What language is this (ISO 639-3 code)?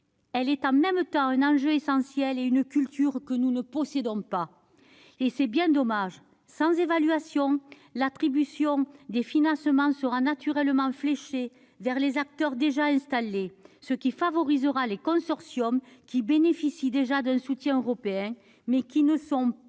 fra